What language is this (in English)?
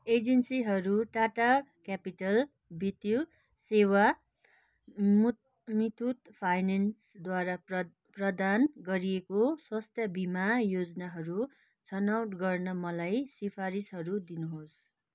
Nepali